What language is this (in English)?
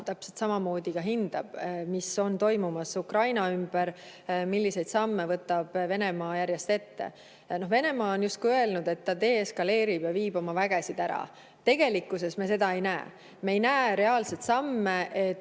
Estonian